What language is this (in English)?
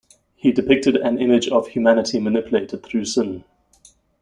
English